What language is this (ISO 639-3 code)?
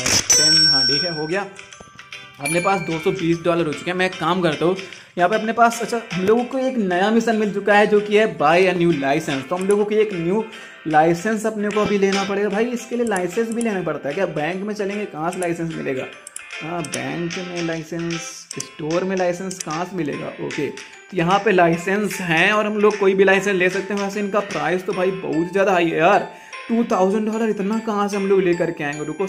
hin